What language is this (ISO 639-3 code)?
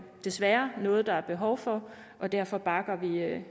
dan